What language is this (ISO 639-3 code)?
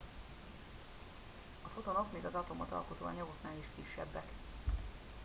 hun